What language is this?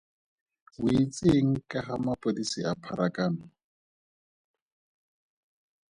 Tswana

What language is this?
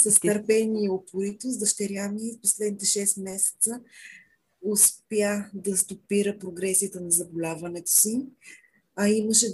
Bulgarian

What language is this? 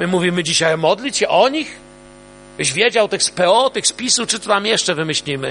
Polish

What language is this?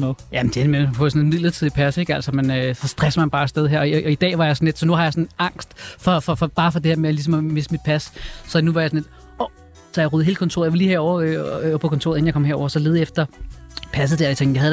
Danish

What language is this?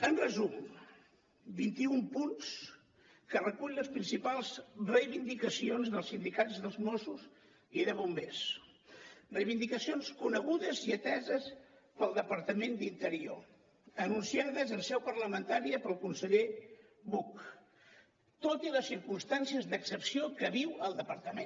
Catalan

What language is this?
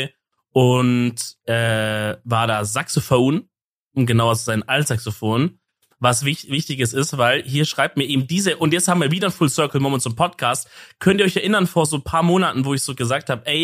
German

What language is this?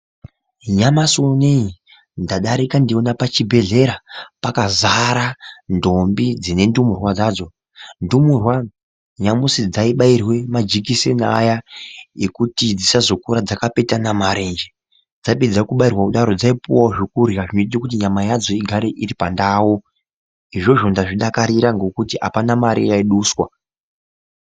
Ndau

